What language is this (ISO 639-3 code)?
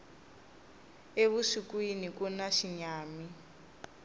tso